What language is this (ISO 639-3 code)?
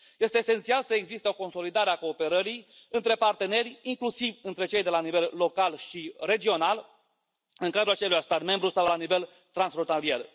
ron